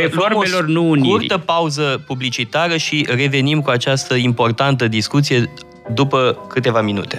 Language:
Romanian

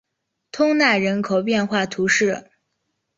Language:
Chinese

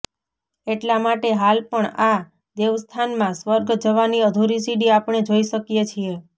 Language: Gujarati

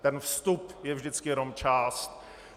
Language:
Czech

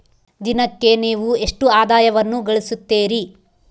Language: Kannada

